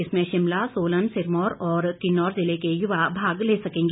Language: Hindi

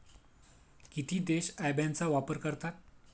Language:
Marathi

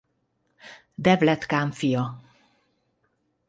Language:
Hungarian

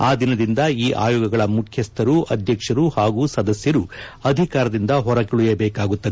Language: Kannada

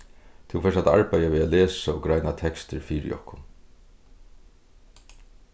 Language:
Faroese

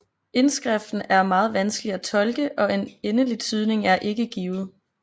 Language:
Danish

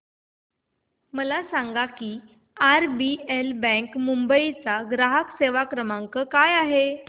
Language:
Marathi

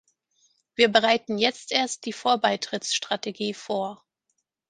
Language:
German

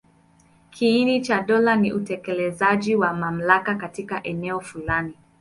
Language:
Swahili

